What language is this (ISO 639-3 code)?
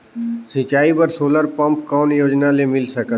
hne